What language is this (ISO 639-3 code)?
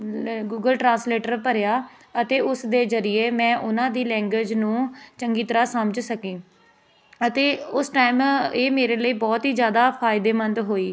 pan